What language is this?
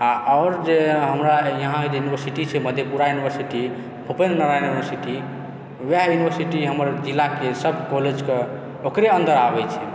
Maithili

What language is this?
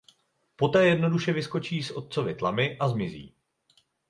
Czech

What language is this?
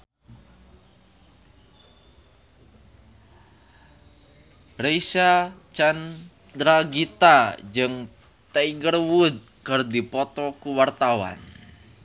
Sundanese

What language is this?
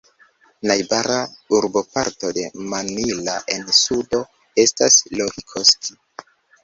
Esperanto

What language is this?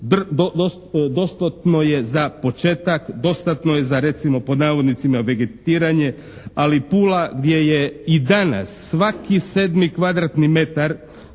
Croatian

